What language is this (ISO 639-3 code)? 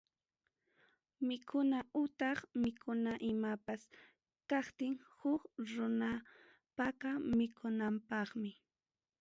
quy